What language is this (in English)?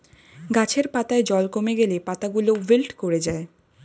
Bangla